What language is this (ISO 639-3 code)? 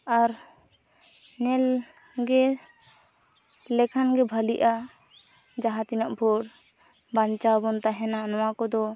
sat